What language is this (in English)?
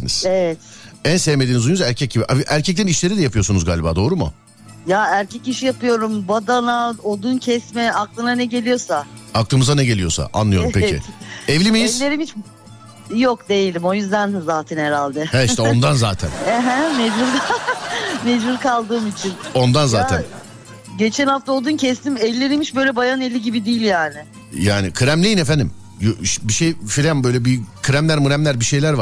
Turkish